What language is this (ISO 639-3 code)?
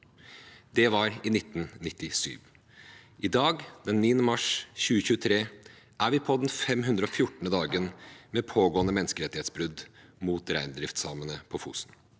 nor